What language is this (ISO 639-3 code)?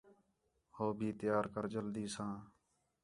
xhe